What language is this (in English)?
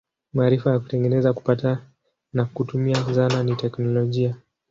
Swahili